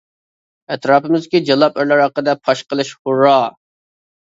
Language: Uyghur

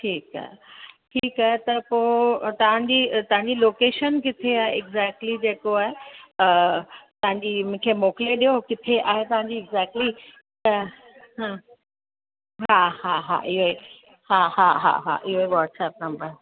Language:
Sindhi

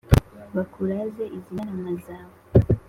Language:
Kinyarwanda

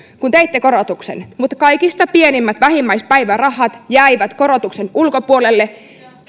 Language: Finnish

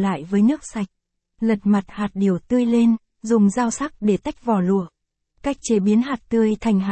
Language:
Vietnamese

